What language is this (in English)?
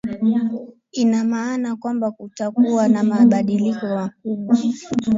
Swahili